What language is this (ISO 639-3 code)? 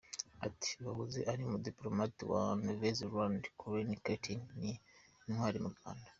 kin